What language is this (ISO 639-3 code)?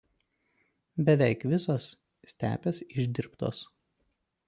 lit